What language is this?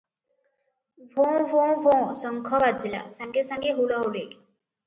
Odia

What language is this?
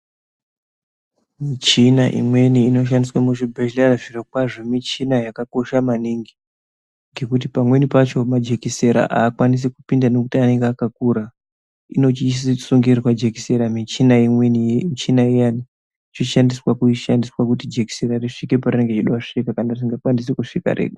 Ndau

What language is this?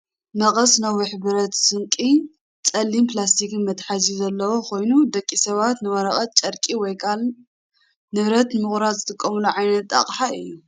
Tigrinya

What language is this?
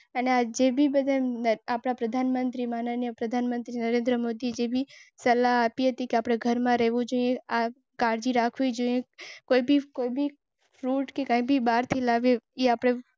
Gujarati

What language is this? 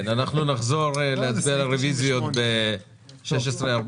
Hebrew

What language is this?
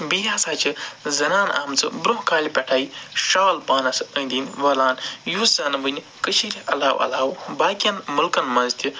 Kashmiri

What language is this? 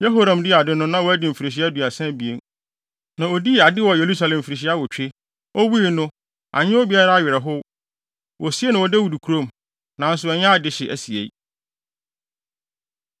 Akan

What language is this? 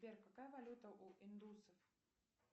Russian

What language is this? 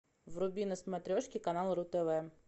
Russian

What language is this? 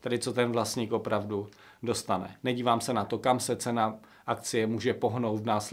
Czech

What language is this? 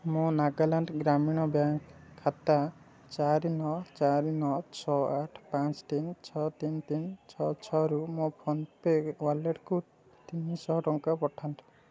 Odia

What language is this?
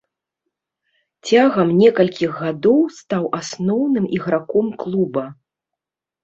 Belarusian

